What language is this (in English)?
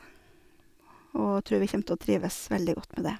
Norwegian